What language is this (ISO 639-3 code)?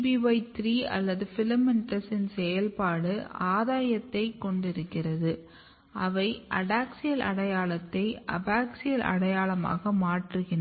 tam